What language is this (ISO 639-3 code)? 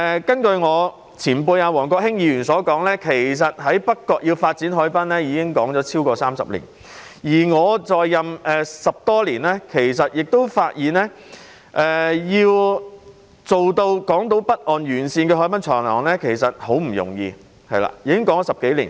yue